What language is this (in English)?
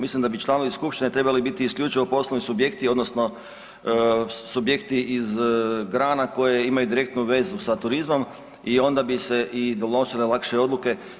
Croatian